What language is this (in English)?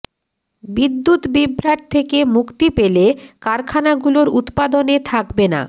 Bangla